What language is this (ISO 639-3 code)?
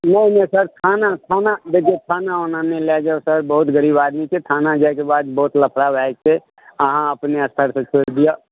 mai